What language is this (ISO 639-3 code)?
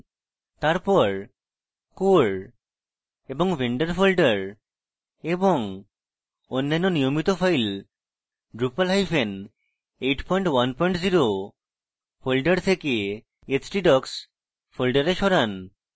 ben